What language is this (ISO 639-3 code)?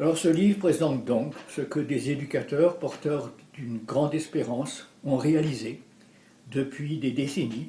fra